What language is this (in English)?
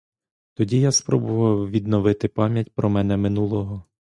Ukrainian